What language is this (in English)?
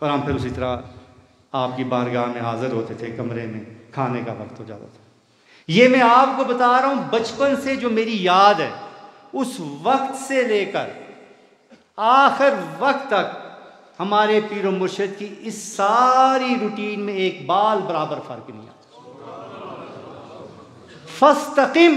Hindi